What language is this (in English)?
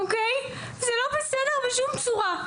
Hebrew